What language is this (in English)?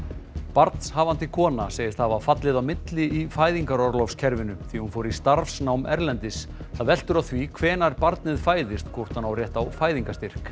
Icelandic